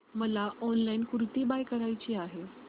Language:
Marathi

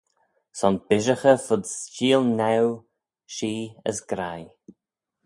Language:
Manx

